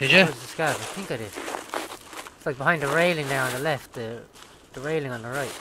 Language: English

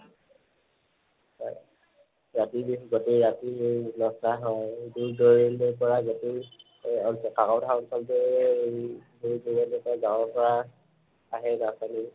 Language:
Assamese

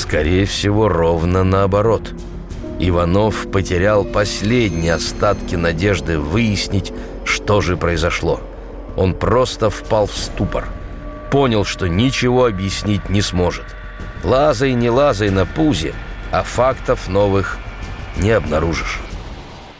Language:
Russian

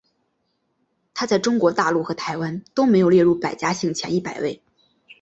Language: Chinese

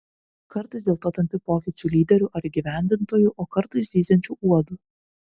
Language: Lithuanian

